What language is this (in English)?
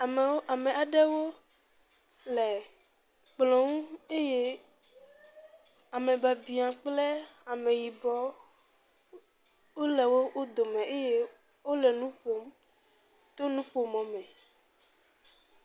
Ewe